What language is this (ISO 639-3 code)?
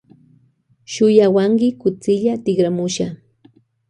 qvj